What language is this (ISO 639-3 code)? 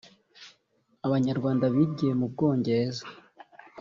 kin